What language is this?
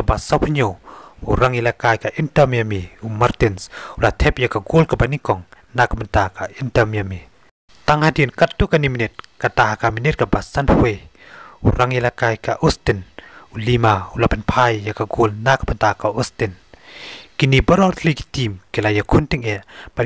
Thai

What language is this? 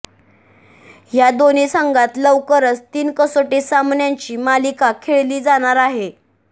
Marathi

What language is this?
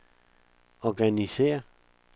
Danish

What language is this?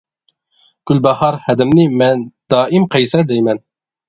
Uyghur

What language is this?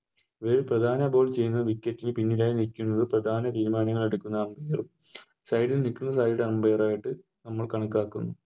Malayalam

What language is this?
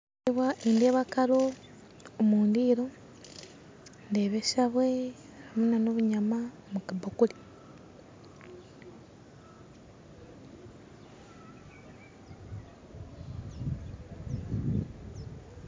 Nyankole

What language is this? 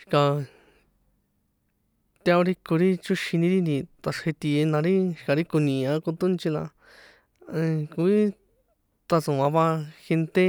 San Juan Atzingo Popoloca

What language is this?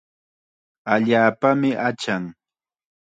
Chiquián Ancash Quechua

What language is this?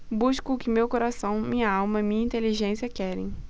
Portuguese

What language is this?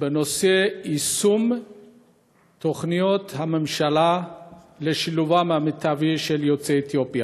Hebrew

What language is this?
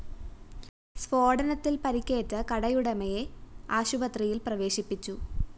Malayalam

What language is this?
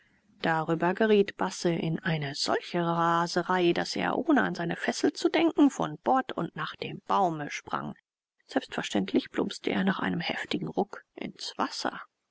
German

